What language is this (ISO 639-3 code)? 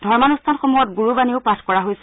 asm